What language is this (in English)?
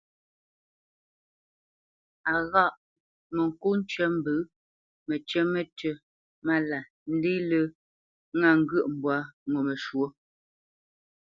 Bamenyam